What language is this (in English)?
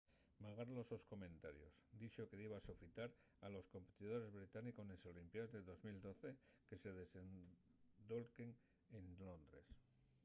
Asturian